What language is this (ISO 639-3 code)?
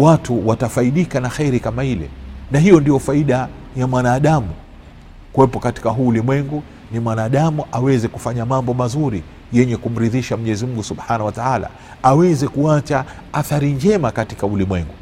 swa